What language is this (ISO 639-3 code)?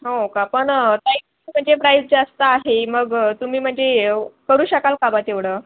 mar